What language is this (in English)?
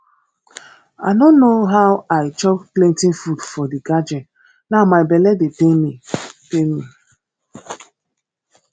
Nigerian Pidgin